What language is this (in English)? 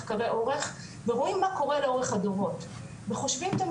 Hebrew